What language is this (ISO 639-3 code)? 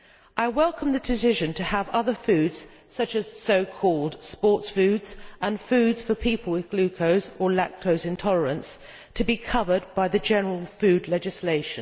eng